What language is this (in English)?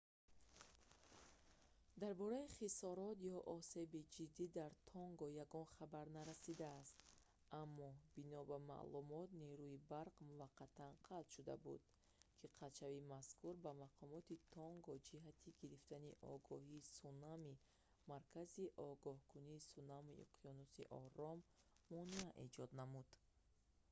Tajik